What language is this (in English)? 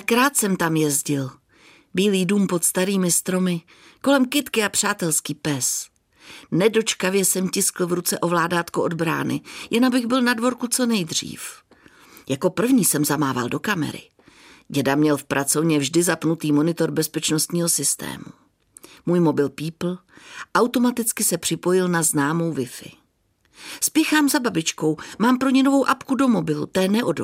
Czech